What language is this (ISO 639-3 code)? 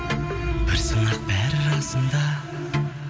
kaz